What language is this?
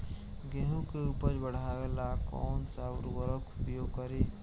Bhojpuri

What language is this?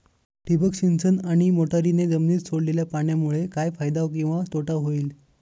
Marathi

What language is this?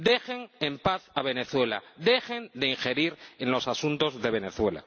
Spanish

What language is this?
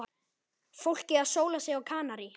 Icelandic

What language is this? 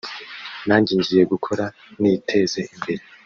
Kinyarwanda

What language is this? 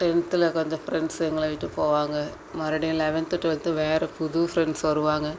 Tamil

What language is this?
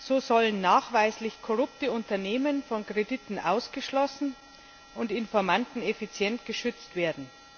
German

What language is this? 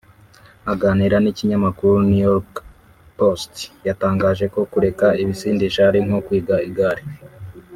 Kinyarwanda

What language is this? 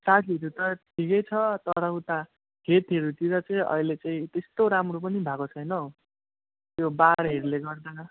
Nepali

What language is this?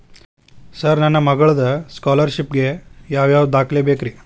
Kannada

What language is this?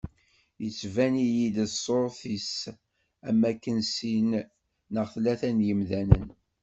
Kabyle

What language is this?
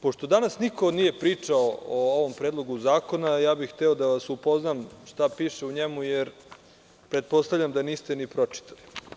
Serbian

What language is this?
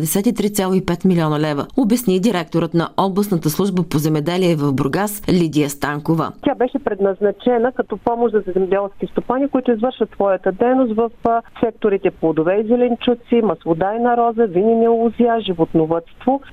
Bulgarian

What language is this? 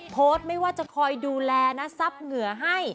Thai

